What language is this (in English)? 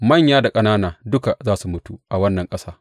Hausa